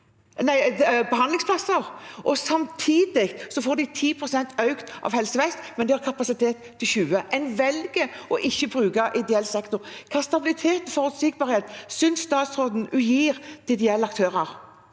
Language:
Norwegian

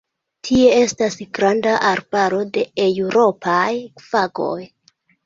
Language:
Esperanto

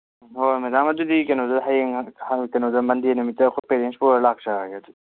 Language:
Manipuri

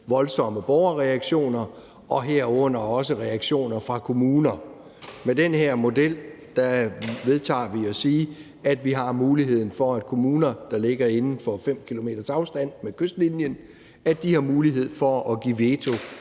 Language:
Danish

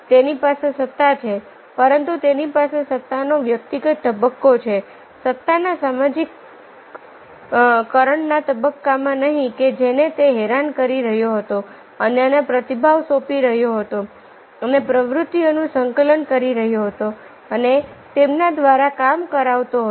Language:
Gujarati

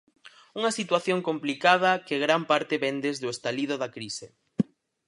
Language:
Galician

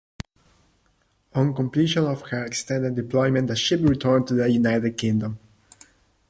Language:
English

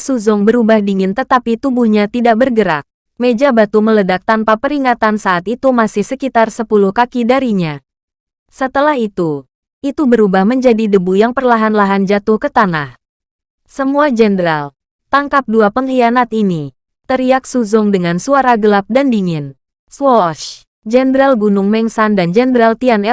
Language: Indonesian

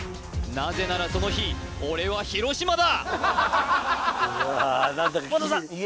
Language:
Japanese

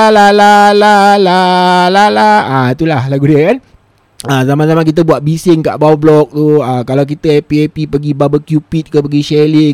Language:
Malay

